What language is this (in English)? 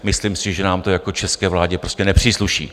Czech